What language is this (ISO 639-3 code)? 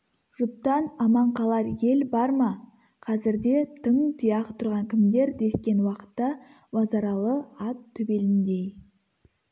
kaz